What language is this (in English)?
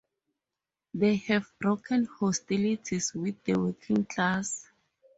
English